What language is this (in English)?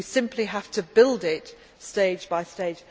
English